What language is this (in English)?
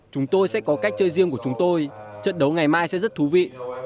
Vietnamese